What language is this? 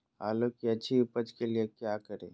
Magahi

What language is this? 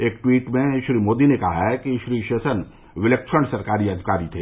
Hindi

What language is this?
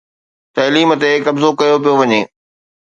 Sindhi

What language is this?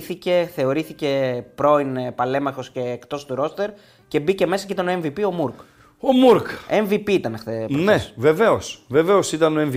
Greek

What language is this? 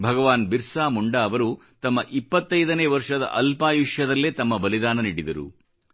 Kannada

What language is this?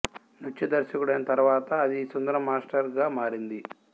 Telugu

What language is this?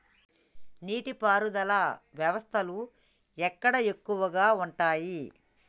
Telugu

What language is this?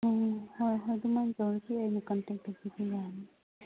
Manipuri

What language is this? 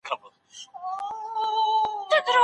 Pashto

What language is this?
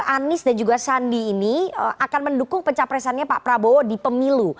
Indonesian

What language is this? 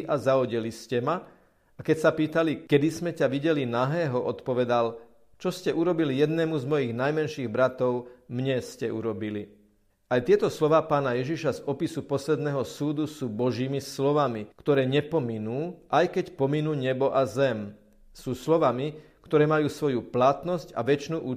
Slovak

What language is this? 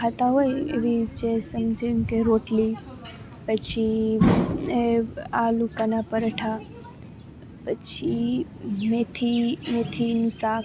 Gujarati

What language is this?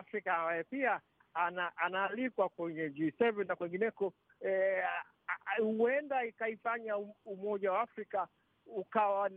Swahili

